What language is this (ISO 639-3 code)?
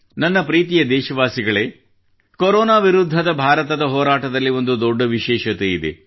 kan